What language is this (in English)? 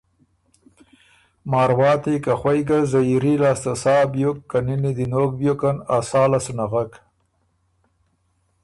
Ormuri